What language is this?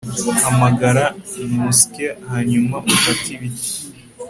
Kinyarwanda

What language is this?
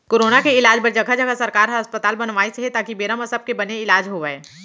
Chhattisgarhi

